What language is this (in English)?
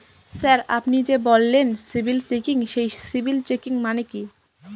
Bangla